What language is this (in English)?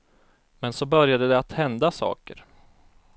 Swedish